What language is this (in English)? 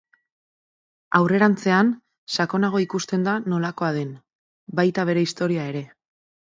Basque